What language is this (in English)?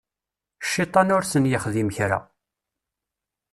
Kabyle